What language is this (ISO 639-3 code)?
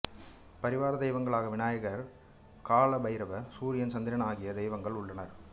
tam